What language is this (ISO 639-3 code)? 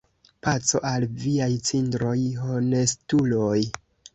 epo